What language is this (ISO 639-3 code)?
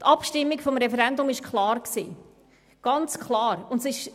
gsw